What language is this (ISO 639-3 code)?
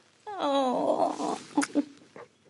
cym